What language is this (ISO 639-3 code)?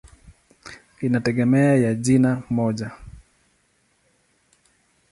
swa